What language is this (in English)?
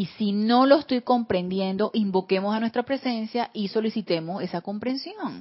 Spanish